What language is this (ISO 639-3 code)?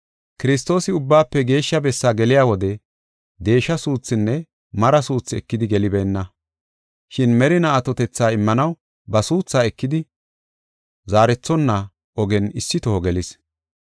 gof